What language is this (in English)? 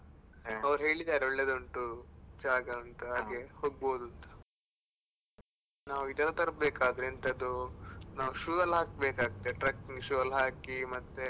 Kannada